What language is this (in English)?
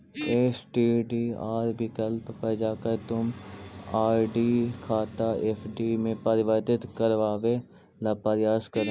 Magahi